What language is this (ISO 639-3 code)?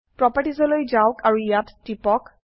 asm